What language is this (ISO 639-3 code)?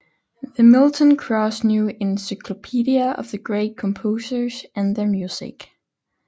dan